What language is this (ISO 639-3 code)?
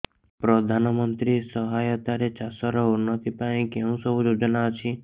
ori